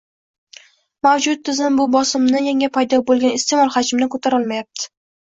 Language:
Uzbek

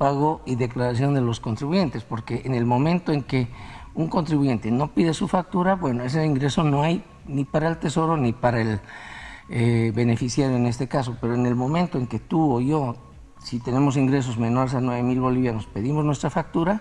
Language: Spanish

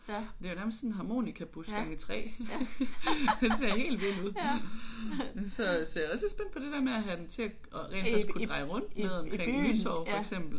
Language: Danish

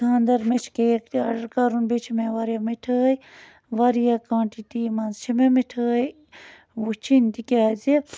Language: Kashmiri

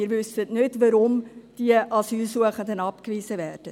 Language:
Swiss German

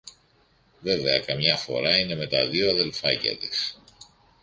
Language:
Greek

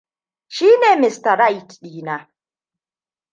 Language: Hausa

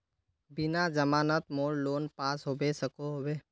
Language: Magahi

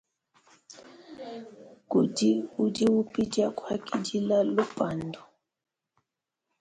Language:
Luba-Lulua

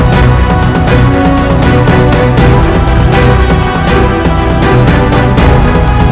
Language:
Indonesian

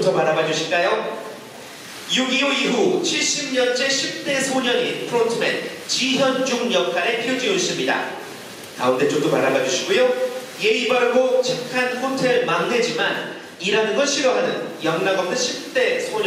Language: Korean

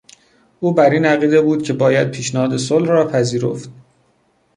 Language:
Persian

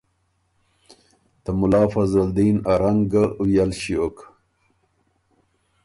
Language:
Ormuri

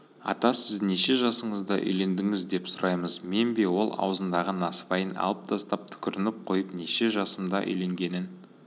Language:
Kazakh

